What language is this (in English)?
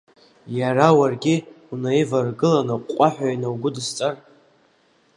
Abkhazian